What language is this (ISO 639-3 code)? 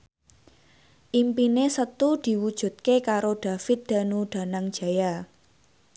jav